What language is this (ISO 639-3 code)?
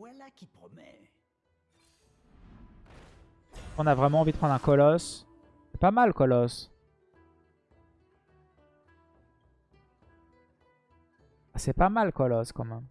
fra